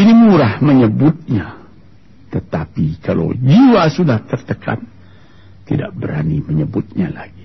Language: Malay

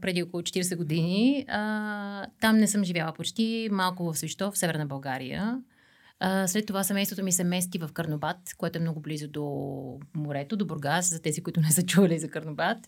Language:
Bulgarian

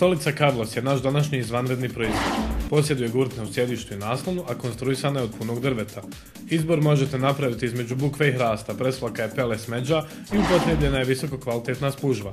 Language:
Romanian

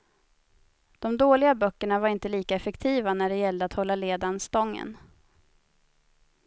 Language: Swedish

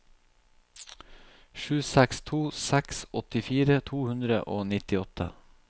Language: Norwegian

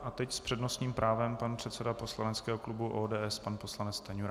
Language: Czech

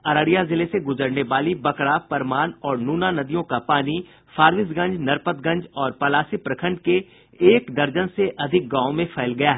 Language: Hindi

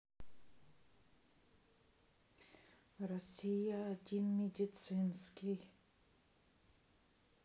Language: Russian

